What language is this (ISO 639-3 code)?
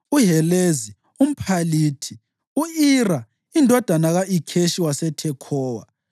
nde